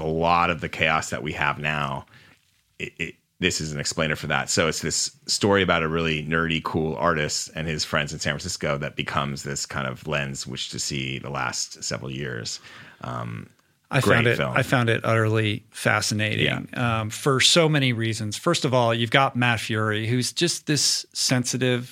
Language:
English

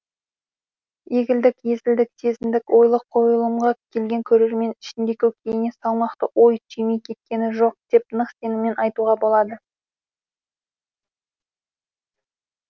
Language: Kazakh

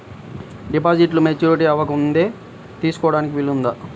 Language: Telugu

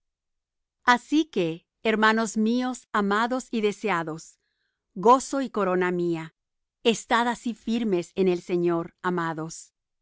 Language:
Spanish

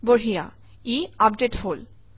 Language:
Assamese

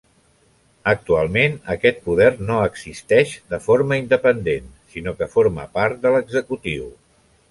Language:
Catalan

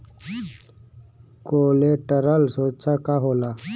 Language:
Bhojpuri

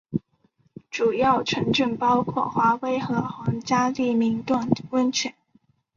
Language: Chinese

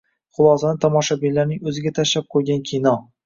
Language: Uzbek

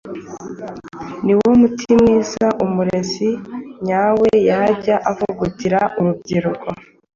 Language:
Kinyarwanda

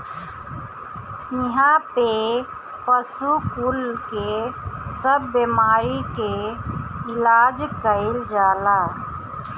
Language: Bhojpuri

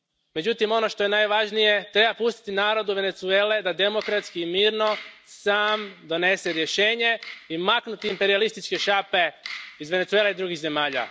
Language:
Croatian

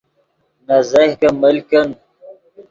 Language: Yidgha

